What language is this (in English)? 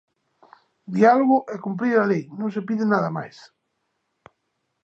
Galician